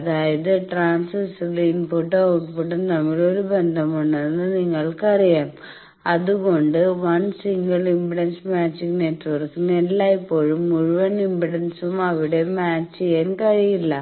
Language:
Malayalam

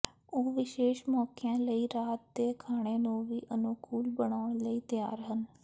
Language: Punjabi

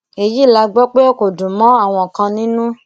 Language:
Yoruba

